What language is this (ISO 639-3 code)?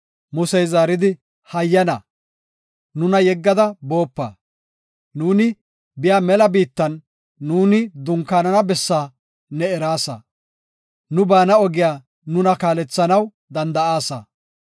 gof